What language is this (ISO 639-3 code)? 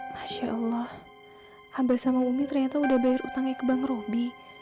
ind